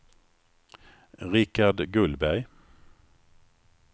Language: Swedish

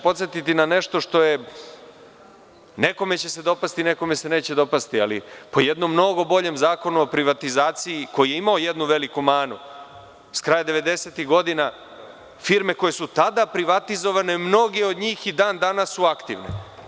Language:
Serbian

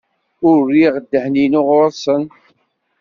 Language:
Kabyle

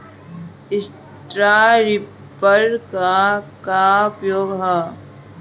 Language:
Bhojpuri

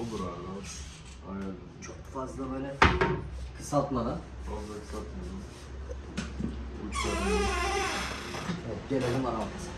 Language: Turkish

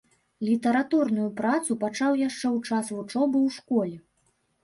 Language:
Belarusian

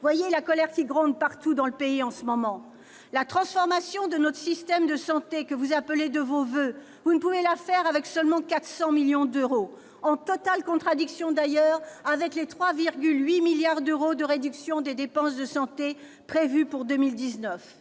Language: French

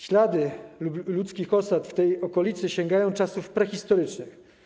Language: Polish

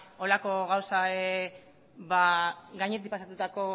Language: Basque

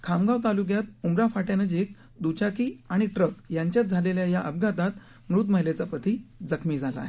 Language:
Marathi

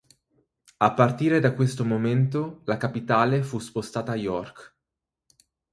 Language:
Italian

